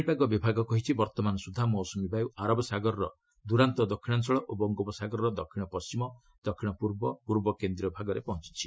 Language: Odia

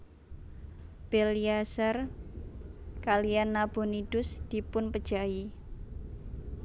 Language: Javanese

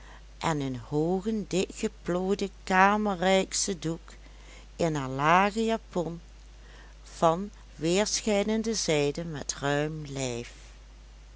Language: Dutch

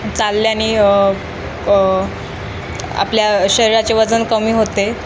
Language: Marathi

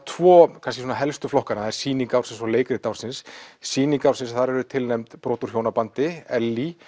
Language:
Icelandic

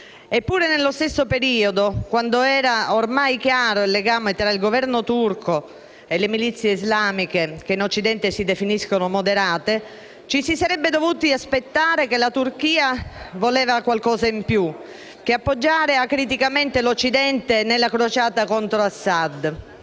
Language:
Italian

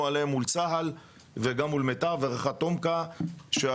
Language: Hebrew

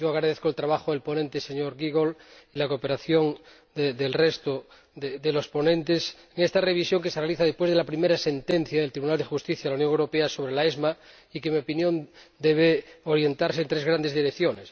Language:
Spanish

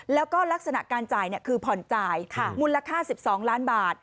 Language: Thai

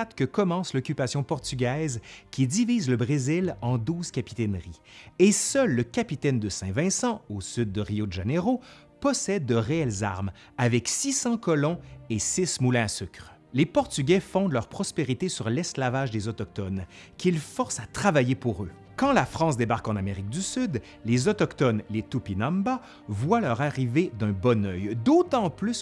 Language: French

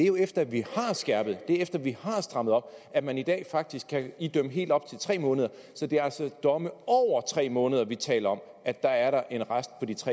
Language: Danish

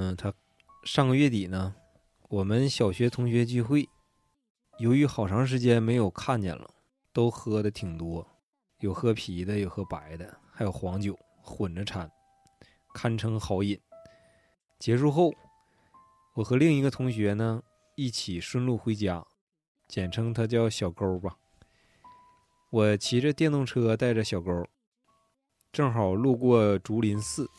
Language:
Chinese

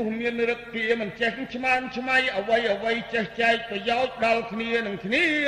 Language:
Thai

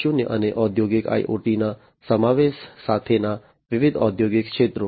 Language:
Gujarati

